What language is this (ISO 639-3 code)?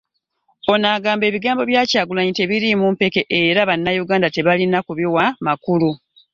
lug